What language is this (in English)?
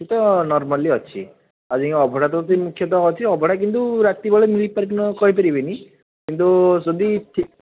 Odia